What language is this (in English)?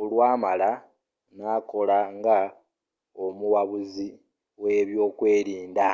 Ganda